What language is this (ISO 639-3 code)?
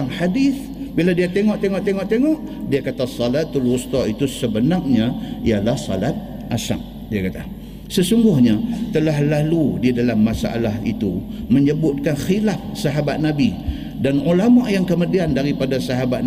msa